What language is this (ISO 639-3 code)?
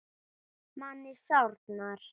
isl